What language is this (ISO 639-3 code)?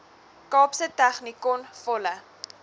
afr